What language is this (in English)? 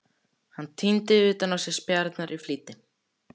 Icelandic